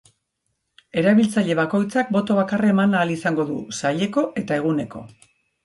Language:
Basque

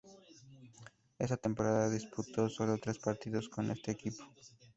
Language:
Spanish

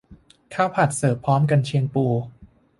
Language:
Thai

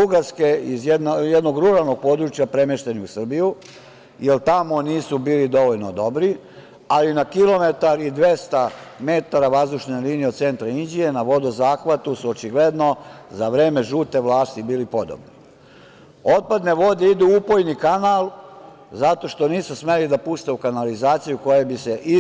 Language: Serbian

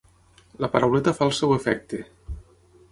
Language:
Catalan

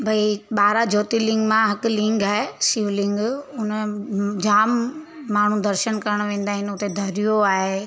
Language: Sindhi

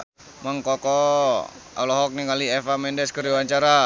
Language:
Sundanese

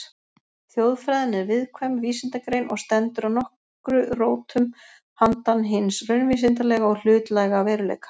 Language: Icelandic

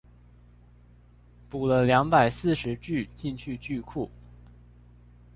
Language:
Chinese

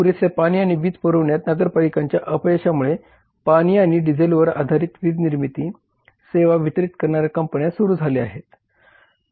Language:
Marathi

